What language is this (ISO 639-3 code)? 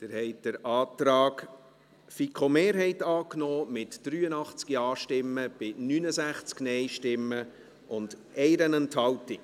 gsw